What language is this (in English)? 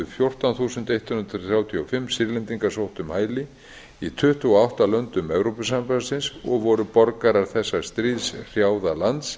Icelandic